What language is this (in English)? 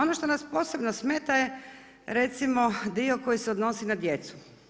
Croatian